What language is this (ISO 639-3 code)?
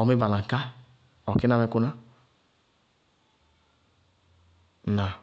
bqg